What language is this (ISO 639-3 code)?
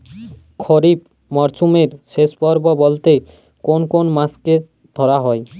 ben